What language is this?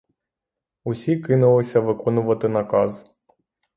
Ukrainian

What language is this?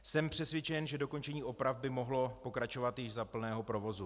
Czech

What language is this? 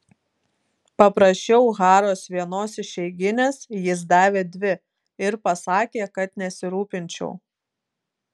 Lithuanian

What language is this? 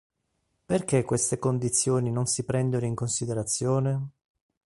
Italian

